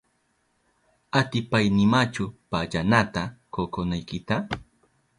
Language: Southern Pastaza Quechua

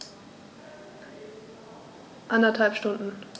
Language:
German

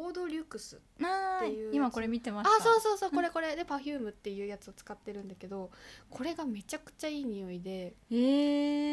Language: Japanese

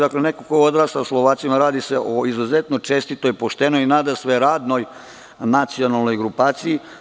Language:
Serbian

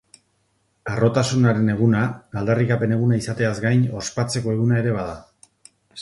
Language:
Basque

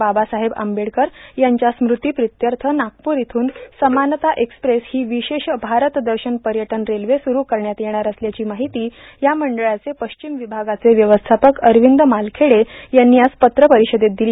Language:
Marathi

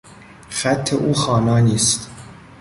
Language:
Persian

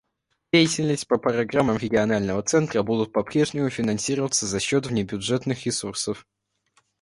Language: Russian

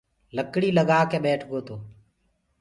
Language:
Gurgula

